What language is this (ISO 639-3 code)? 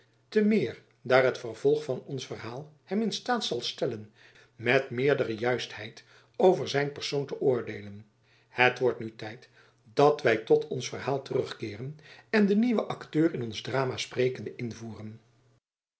nld